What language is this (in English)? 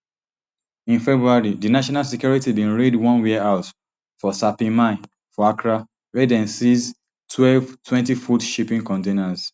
Nigerian Pidgin